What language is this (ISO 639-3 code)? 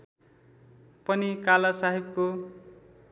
nep